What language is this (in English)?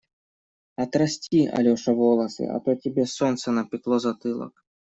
Russian